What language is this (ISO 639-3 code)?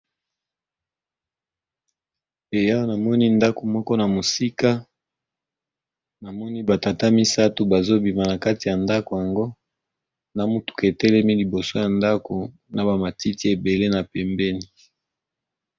lin